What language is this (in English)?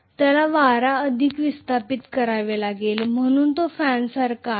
Marathi